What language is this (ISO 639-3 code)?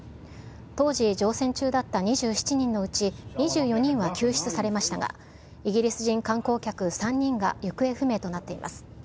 jpn